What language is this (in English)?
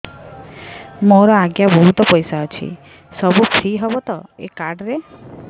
Odia